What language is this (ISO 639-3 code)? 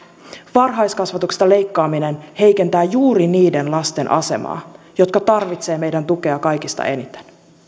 fin